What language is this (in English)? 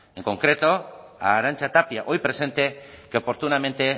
Spanish